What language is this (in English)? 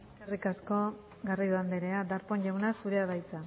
Basque